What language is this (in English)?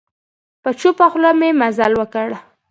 Pashto